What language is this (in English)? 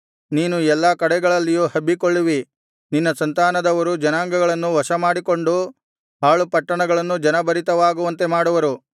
Kannada